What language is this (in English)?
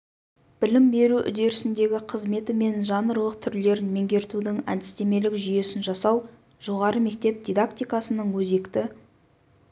Kazakh